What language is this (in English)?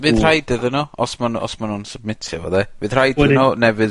Welsh